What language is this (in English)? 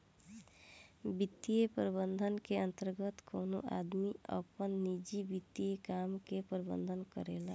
Bhojpuri